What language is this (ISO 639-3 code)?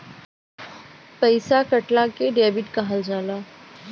bho